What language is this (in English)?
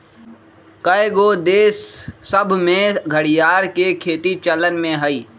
Magahi